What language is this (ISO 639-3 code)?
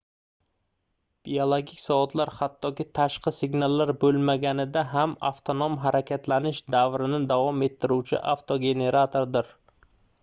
uzb